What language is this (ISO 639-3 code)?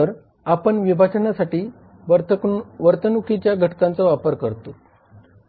mar